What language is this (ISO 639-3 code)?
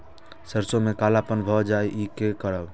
mai